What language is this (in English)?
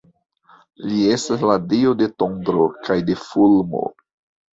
Esperanto